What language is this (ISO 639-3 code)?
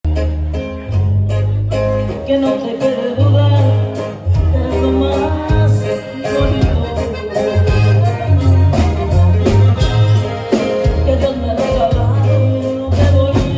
spa